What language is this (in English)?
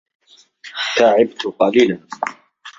Arabic